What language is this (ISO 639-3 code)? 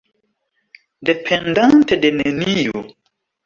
epo